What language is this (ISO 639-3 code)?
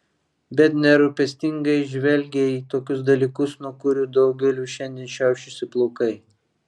lit